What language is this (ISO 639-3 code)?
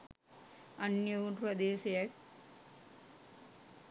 sin